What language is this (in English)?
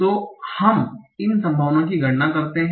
Hindi